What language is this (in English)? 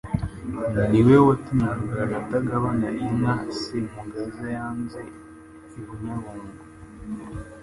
Kinyarwanda